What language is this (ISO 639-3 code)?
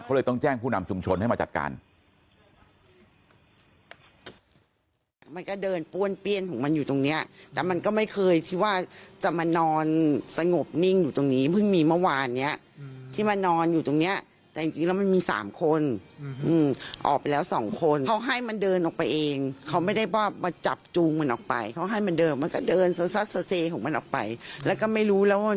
tha